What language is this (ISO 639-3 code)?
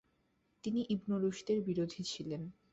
ben